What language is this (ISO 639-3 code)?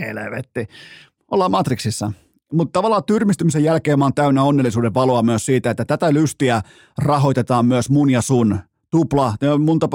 fin